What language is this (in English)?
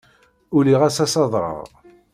Kabyle